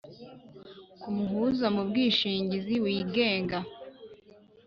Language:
Kinyarwanda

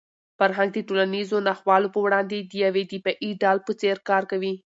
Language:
Pashto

